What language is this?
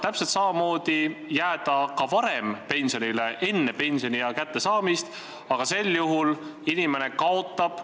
Estonian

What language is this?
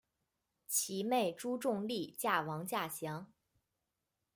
Chinese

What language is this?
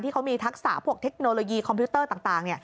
Thai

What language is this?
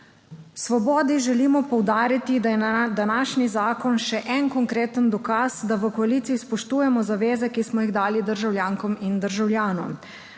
Slovenian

